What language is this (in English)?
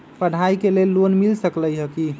Magahi